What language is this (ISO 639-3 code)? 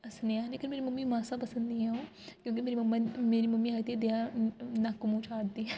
doi